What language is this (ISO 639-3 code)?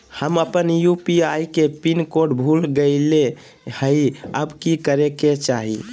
mag